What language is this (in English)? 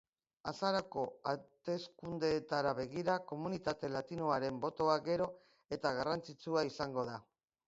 Basque